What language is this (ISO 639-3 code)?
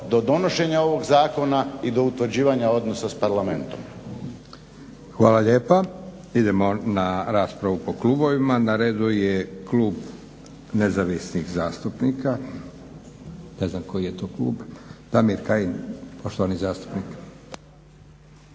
hrv